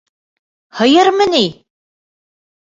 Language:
Bashkir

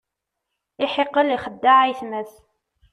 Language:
Kabyle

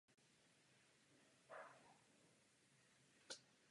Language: Czech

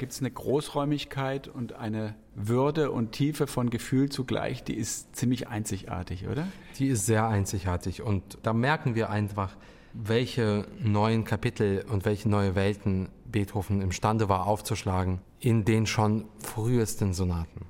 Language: German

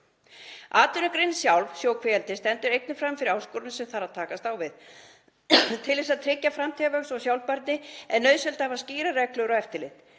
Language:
Icelandic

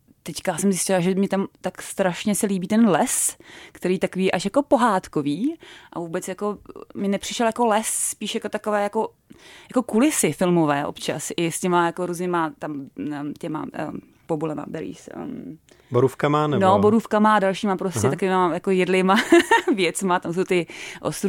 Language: Czech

